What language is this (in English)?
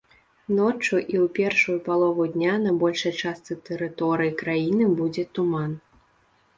Belarusian